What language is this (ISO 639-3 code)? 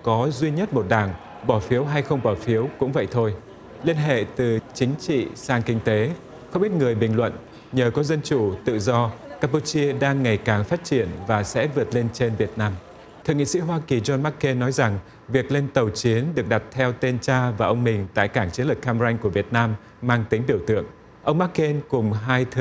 vie